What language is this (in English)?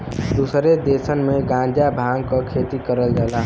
Bhojpuri